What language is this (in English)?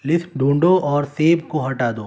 Urdu